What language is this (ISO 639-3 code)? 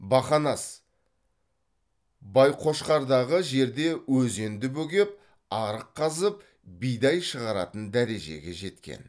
kaz